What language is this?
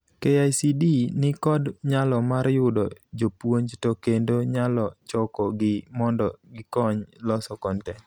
Luo (Kenya and Tanzania)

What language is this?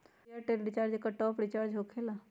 Magahi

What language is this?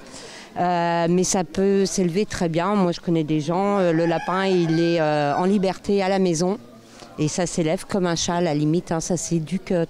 French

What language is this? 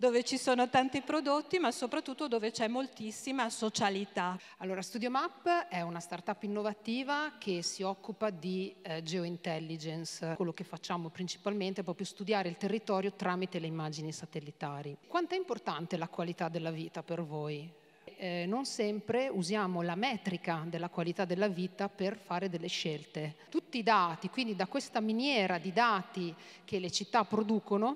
Italian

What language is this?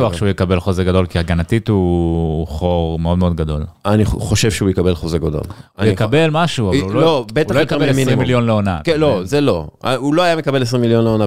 Hebrew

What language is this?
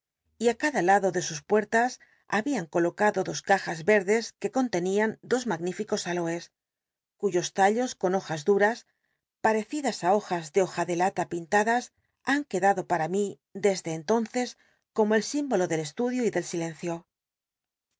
Spanish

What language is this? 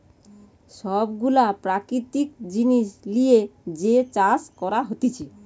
Bangla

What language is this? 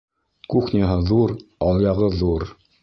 Bashkir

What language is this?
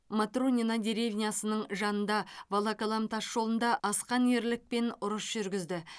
Kazakh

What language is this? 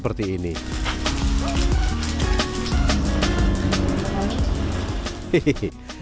Indonesian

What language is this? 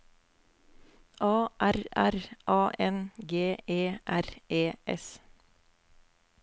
Norwegian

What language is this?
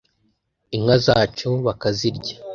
Kinyarwanda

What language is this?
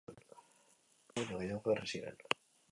Basque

